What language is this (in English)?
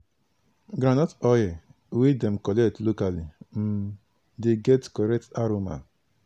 Nigerian Pidgin